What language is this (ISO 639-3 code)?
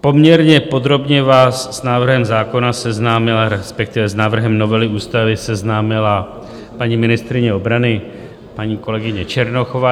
ces